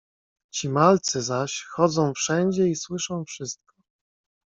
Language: Polish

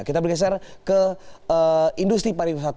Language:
Indonesian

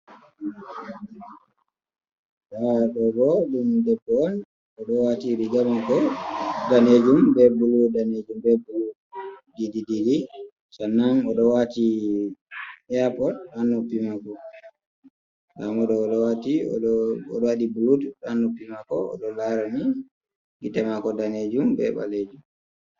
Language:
Fula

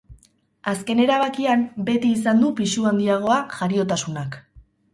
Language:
Basque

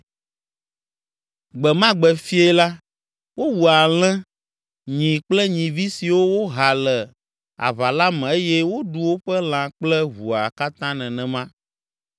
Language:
Ewe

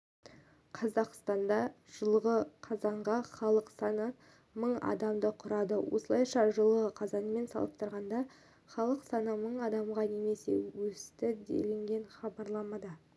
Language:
Kazakh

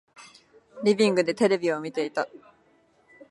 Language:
Japanese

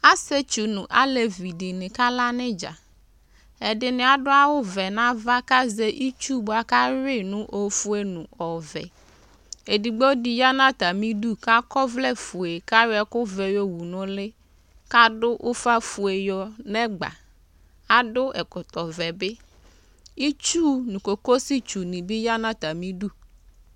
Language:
Ikposo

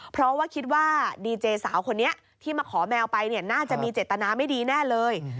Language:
Thai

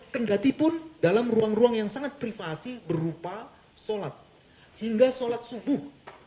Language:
Indonesian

